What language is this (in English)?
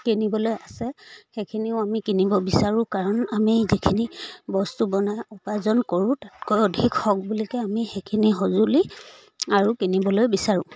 Assamese